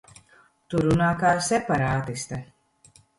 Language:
Latvian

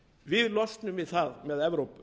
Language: Icelandic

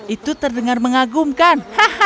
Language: Indonesian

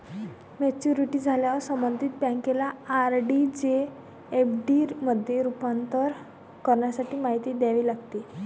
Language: Marathi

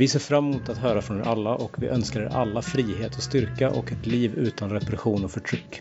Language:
Swedish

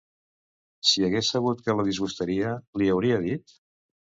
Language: Catalan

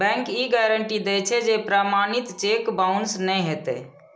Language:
Maithili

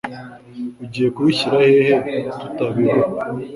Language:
Kinyarwanda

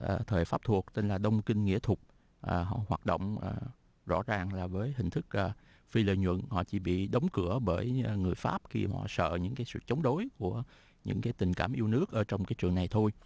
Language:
Vietnamese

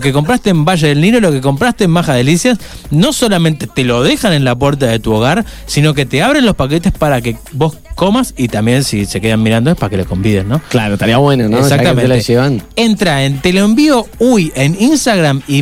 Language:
Spanish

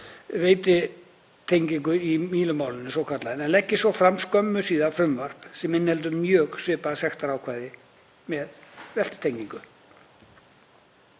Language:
Icelandic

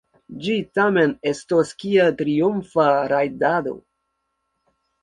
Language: Esperanto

